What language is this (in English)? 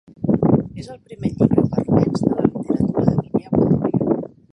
Catalan